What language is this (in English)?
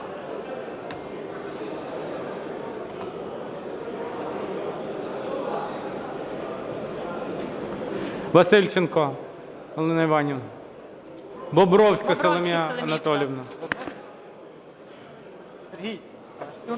Ukrainian